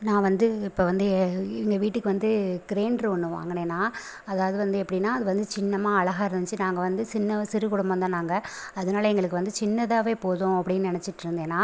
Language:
Tamil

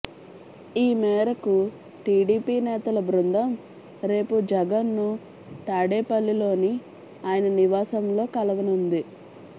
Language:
Telugu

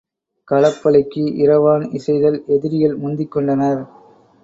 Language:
Tamil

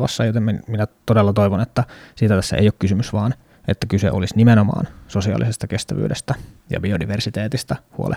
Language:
Finnish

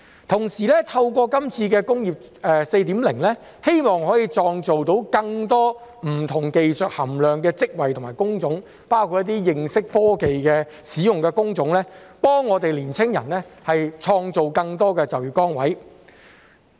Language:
Cantonese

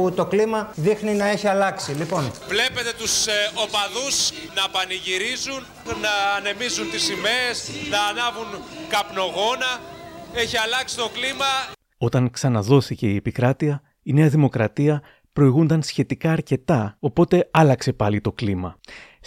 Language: Greek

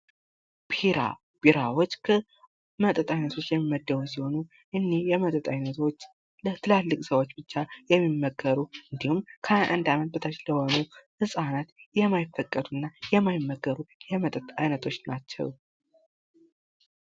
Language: Amharic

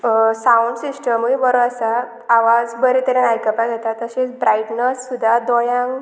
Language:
Konkani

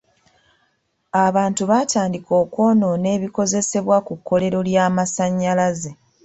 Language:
Ganda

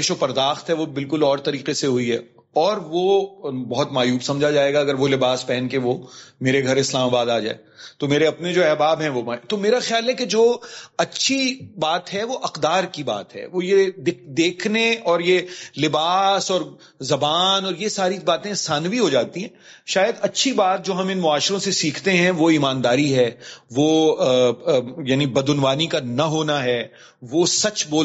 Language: Urdu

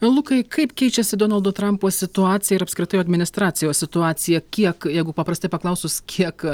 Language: Lithuanian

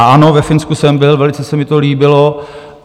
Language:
Czech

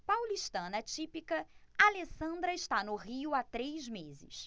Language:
Portuguese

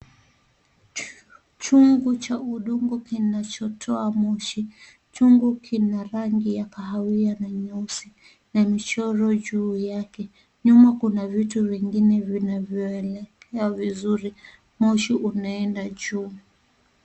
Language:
Swahili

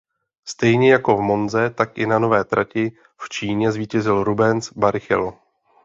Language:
Czech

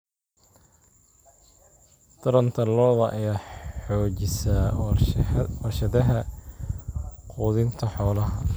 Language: Somali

